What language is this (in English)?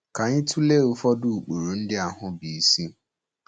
Igbo